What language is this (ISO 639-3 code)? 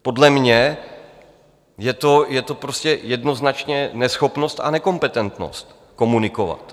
ces